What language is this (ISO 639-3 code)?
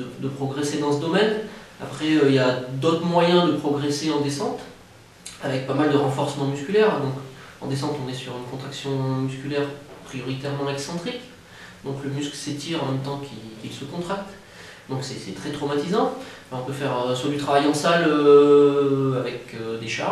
fra